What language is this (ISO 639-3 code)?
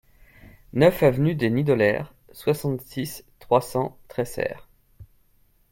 fra